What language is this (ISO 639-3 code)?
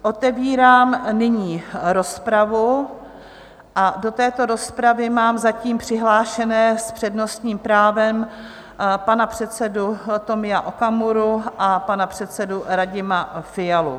ces